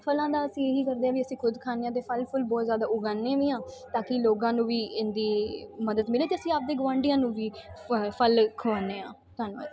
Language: Punjabi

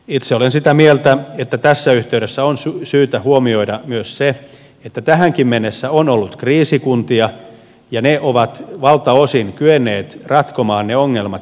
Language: Finnish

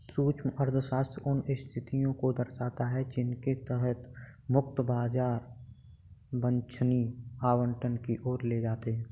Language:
Hindi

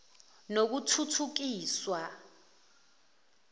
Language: Zulu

